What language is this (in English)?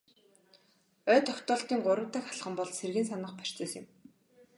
Mongolian